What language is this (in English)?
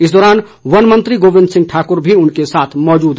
Hindi